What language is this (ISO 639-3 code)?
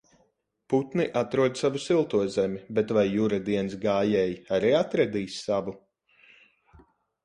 lav